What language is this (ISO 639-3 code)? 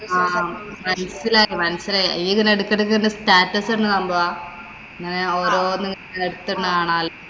mal